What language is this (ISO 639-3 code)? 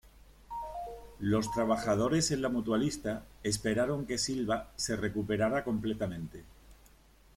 spa